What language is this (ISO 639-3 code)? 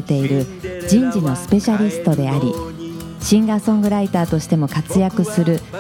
jpn